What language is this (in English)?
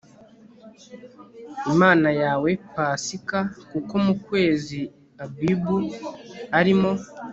Kinyarwanda